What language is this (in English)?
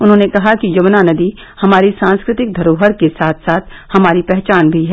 Hindi